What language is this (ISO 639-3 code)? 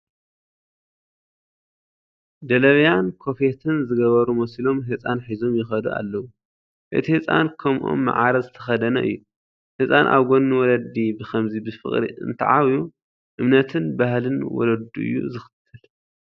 tir